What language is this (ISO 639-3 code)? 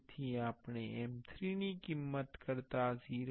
guj